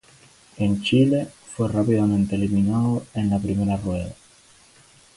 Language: Spanish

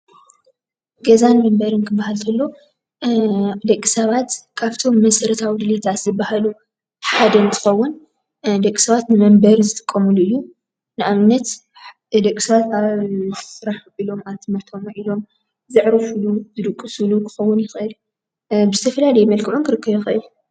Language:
Tigrinya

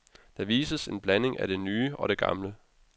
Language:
Danish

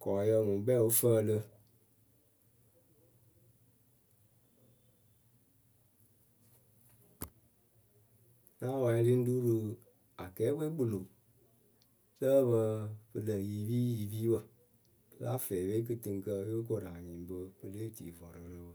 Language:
Akebu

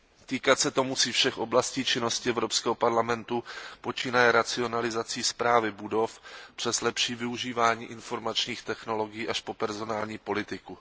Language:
Czech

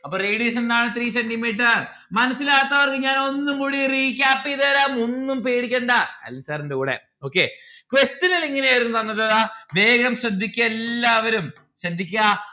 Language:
Malayalam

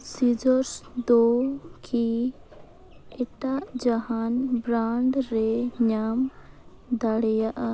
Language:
Santali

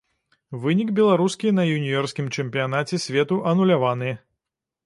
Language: Belarusian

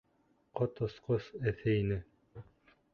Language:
Bashkir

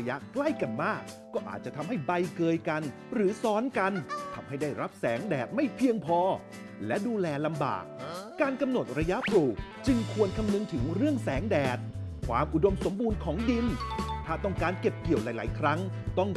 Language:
Thai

